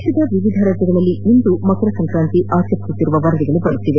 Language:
Kannada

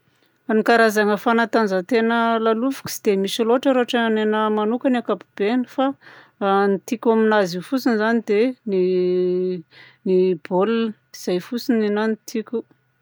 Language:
Southern Betsimisaraka Malagasy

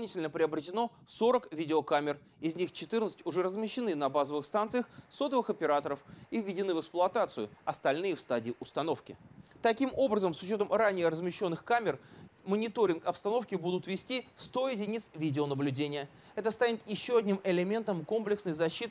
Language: Russian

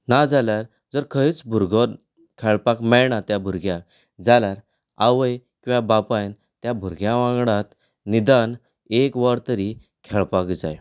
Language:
Konkani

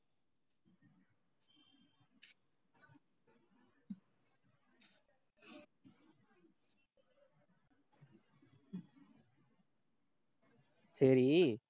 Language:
Tamil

